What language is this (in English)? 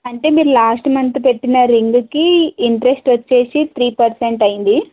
Telugu